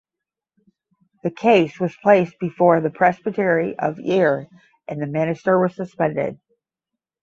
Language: English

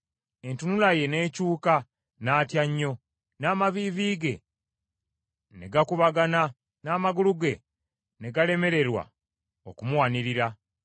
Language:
Ganda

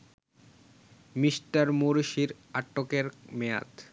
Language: Bangla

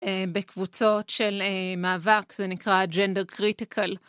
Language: Hebrew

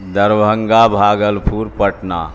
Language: Urdu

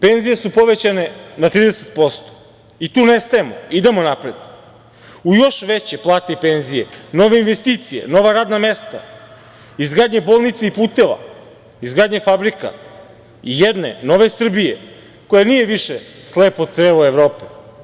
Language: Serbian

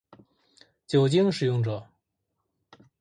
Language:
Chinese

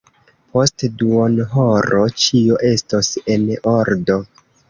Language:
Esperanto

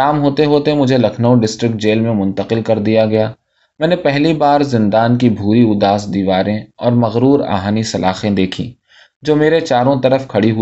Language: Urdu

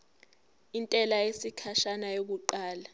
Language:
Zulu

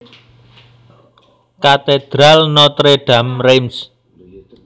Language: Javanese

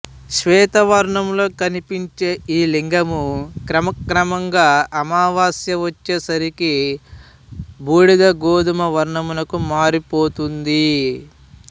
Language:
Telugu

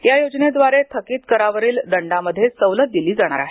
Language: Marathi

